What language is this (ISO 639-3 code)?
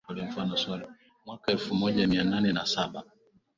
swa